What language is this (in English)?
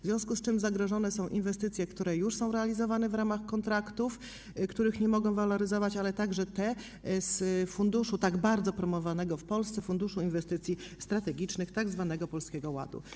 Polish